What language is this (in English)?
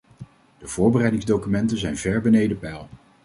Dutch